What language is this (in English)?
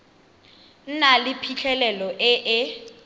Tswana